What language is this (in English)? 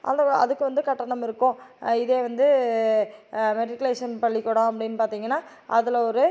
Tamil